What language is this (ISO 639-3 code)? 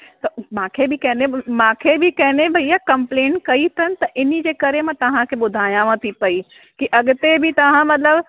snd